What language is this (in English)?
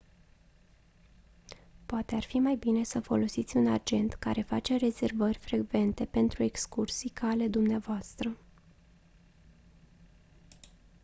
Romanian